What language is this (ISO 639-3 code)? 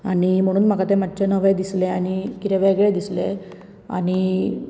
kok